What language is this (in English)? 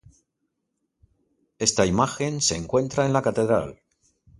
Spanish